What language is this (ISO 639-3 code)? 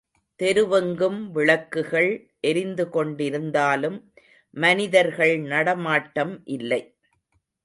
tam